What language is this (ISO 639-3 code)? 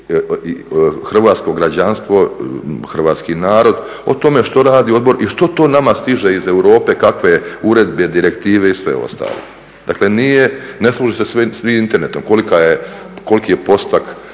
hrv